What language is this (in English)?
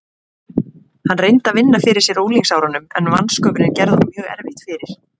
Icelandic